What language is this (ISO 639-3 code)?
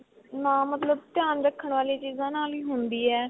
pan